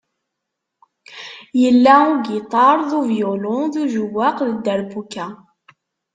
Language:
Kabyle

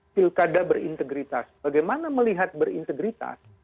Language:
Indonesian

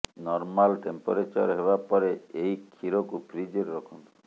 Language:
Odia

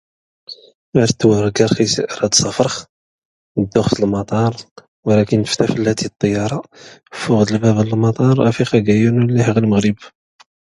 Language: Tachelhit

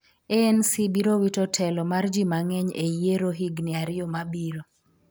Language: Luo (Kenya and Tanzania)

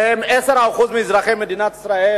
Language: Hebrew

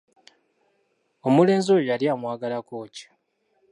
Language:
Ganda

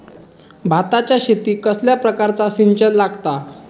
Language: Marathi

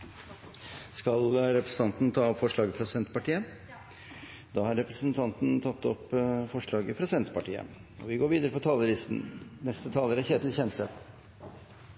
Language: Norwegian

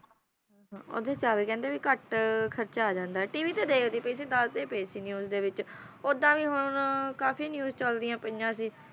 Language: Punjabi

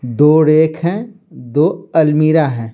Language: Hindi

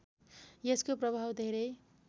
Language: Nepali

